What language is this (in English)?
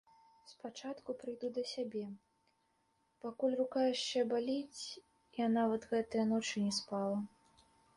Belarusian